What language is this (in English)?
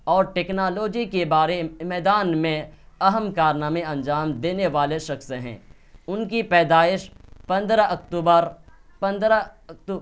Urdu